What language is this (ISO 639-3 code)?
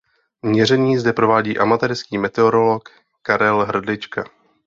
ces